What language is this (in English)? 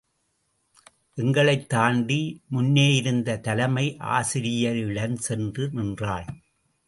Tamil